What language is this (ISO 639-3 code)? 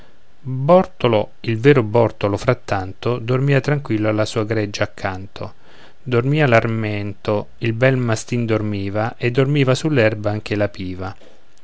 ita